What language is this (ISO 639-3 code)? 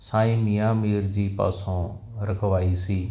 pan